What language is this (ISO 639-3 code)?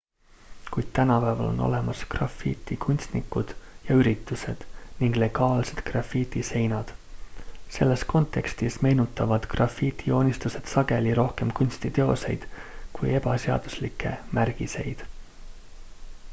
est